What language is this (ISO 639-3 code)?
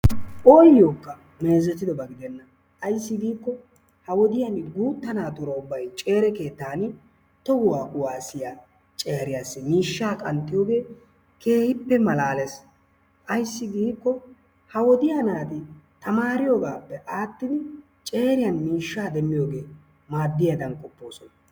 wal